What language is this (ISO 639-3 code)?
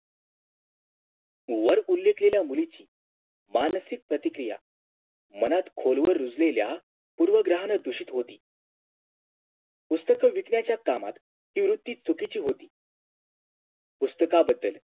mar